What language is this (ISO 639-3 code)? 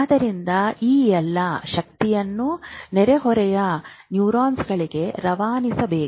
kan